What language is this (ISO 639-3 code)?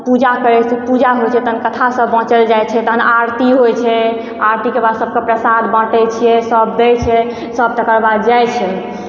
mai